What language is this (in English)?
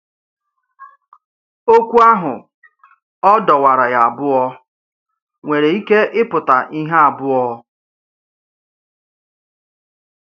Igbo